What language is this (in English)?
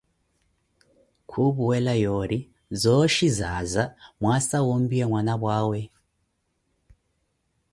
Koti